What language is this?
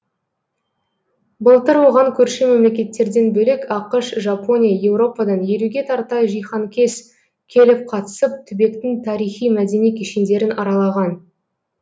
Kazakh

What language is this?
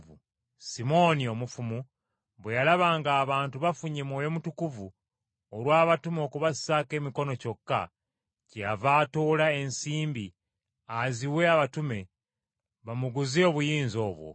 Ganda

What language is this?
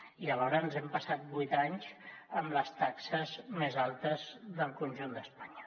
Catalan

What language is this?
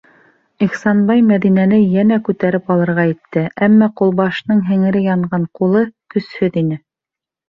Bashkir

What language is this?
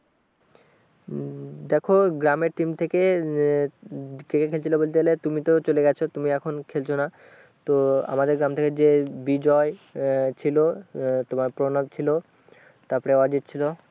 Bangla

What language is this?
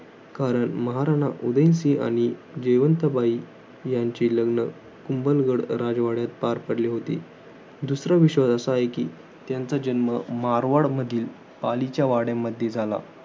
Marathi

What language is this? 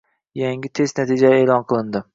Uzbek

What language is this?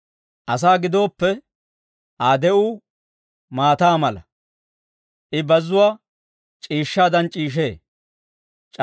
Dawro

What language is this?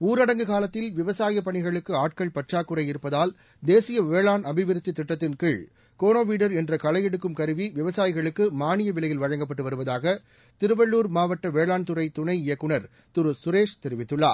Tamil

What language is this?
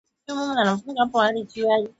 Swahili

